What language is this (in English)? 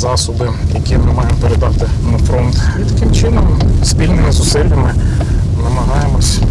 Ukrainian